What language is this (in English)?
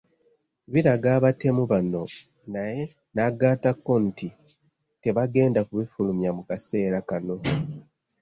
Ganda